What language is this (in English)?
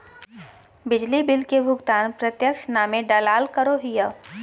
Magahi